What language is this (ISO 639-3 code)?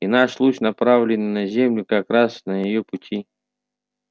rus